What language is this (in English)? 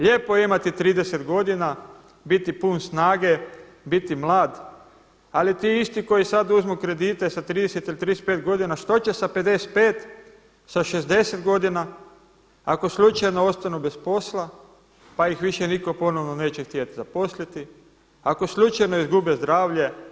Croatian